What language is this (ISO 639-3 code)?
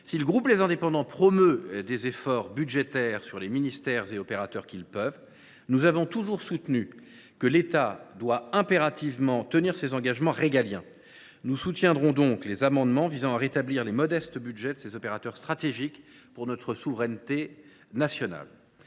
fra